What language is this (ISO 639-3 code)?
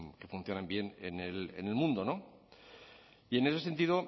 spa